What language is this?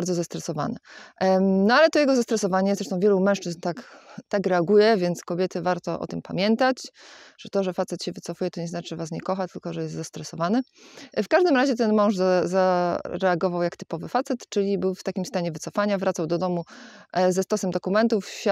Polish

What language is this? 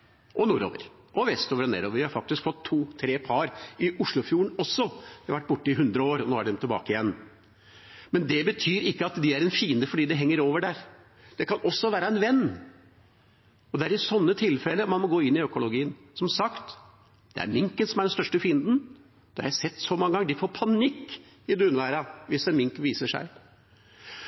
Norwegian Bokmål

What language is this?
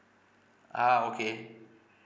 English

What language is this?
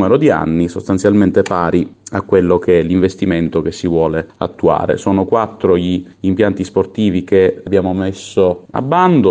Italian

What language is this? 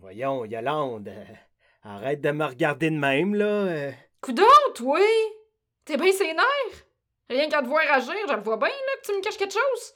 French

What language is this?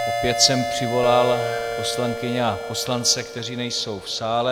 Czech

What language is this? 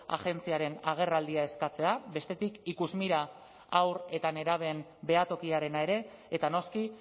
Basque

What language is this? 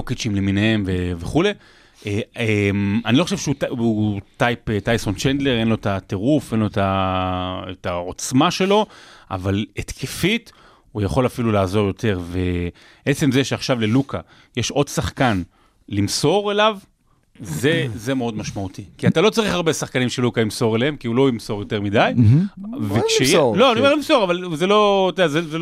Hebrew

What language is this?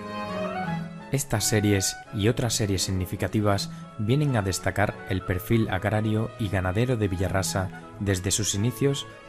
Spanish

